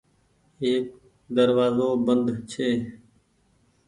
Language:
Goaria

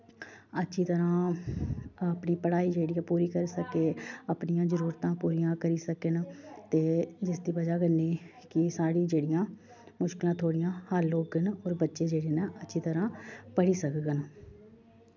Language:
Dogri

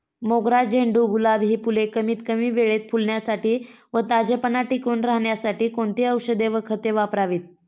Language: Marathi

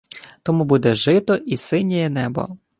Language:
Ukrainian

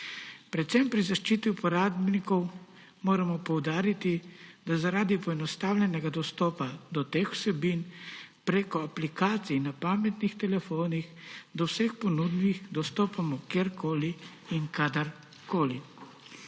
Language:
Slovenian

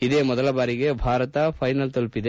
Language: Kannada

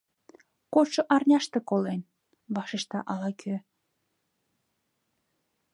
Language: Mari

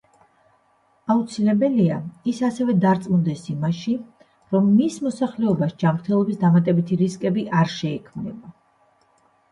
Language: Georgian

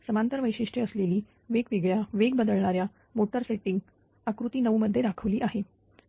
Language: Marathi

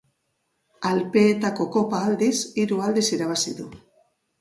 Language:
Basque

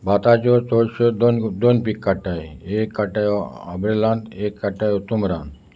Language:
Konkani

